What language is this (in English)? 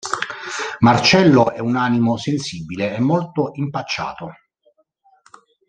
Italian